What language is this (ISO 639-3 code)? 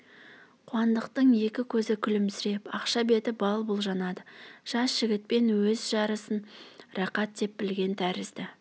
kaz